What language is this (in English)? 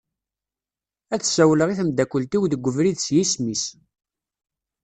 Kabyle